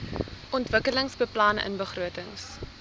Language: Afrikaans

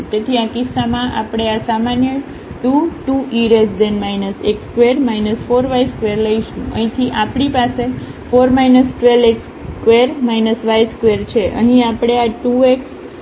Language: Gujarati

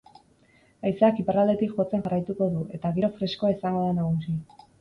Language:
Basque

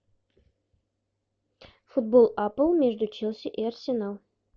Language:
Russian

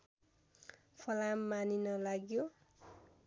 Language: Nepali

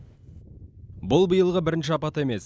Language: Kazakh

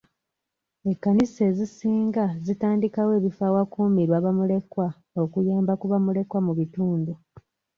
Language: Ganda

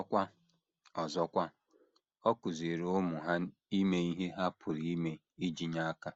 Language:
Igbo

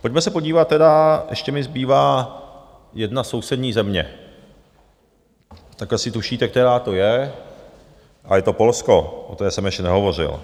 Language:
Czech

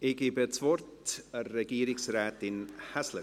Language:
Swiss German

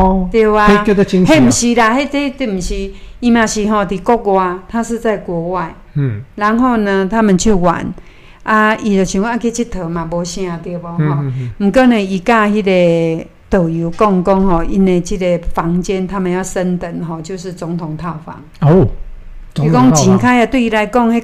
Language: Chinese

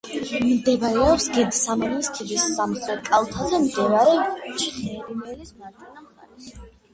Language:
Georgian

